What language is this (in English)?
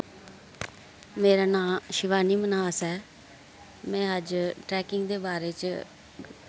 Dogri